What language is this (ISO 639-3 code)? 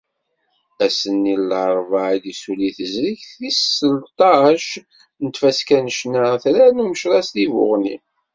kab